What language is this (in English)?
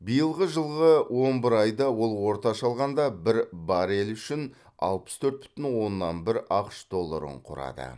Kazakh